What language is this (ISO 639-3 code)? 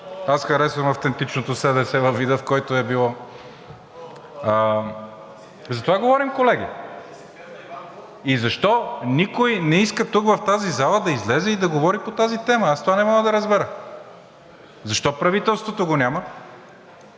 bul